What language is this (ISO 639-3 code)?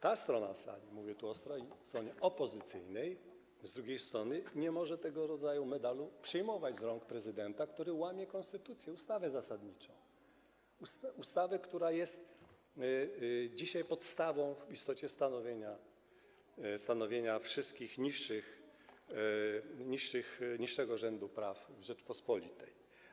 pol